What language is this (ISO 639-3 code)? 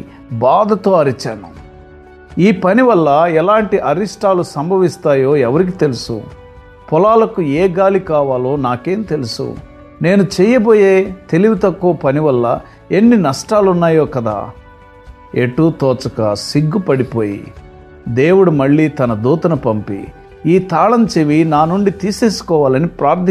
tel